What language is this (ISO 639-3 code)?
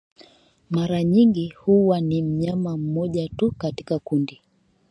swa